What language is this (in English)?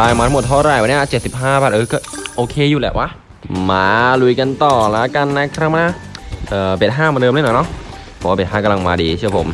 Thai